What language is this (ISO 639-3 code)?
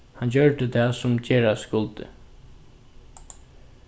fao